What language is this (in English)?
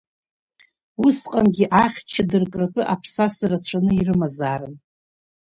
Abkhazian